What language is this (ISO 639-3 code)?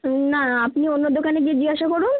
ben